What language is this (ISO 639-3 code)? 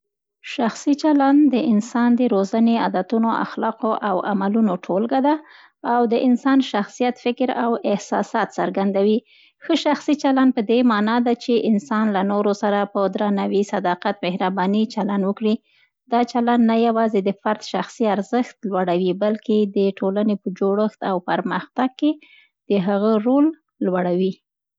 pst